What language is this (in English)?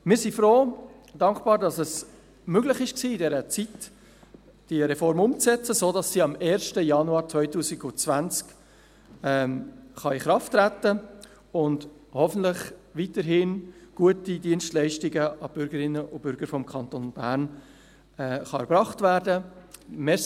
Swiss German